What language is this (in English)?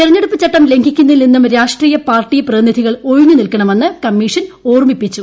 Malayalam